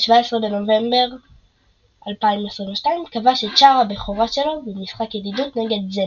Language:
Hebrew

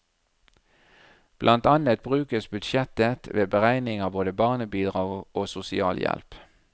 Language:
Norwegian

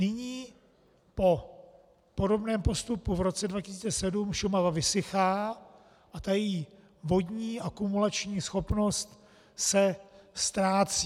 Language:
Czech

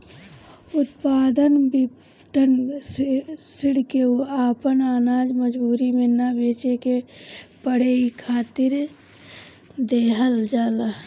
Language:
Bhojpuri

